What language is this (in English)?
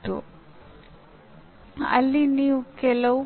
Kannada